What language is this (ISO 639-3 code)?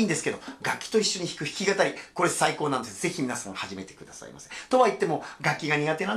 jpn